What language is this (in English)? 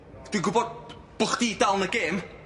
Welsh